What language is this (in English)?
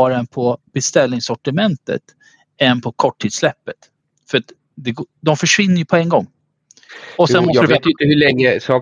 Swedish